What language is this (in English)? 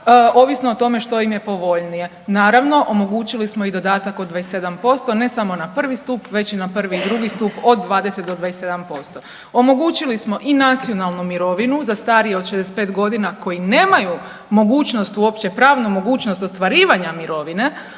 Croatian